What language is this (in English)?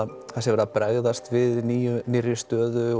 Icelandic